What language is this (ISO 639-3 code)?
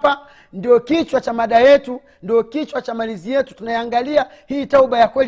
swa